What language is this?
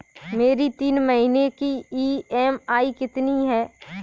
Hindi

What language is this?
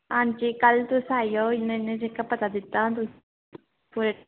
Dogri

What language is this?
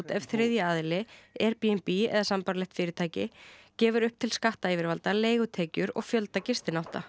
Icelandic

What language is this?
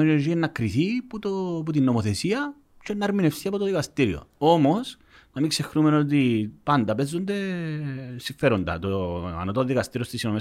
Greek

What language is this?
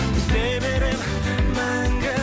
Kazakh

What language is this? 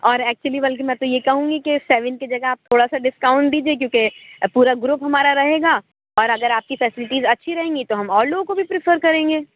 Urdu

